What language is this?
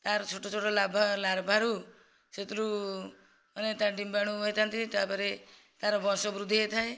Odia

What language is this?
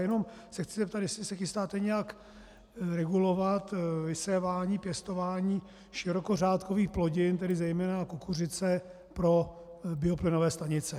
Czech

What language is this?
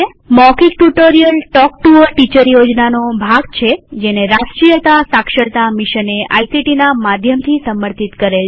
Gujarati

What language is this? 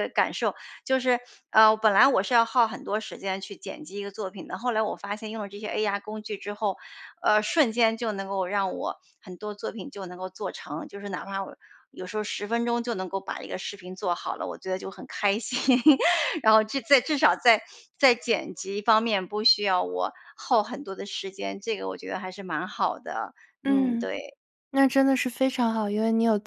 Chinese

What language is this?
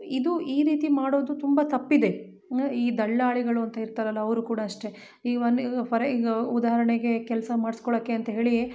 Kannada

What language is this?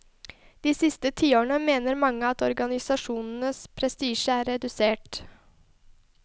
Norwegian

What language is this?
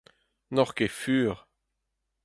Breton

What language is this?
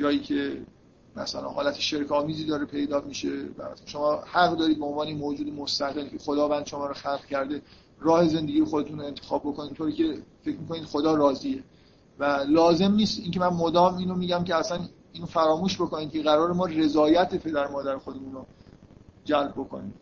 Persian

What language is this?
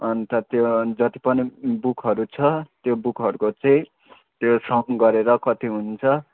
Nepali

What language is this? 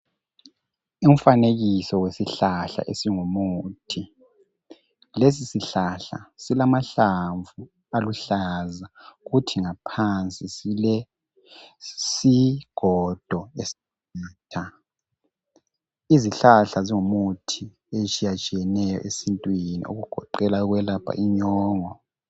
North Ndebele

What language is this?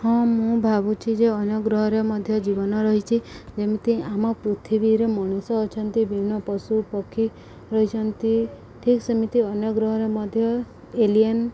Odia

